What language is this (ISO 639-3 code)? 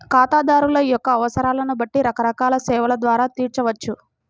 tel